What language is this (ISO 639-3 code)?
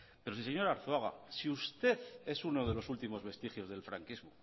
spa